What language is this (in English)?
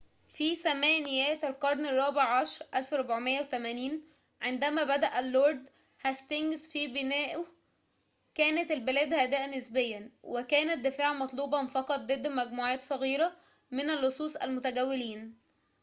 Arabic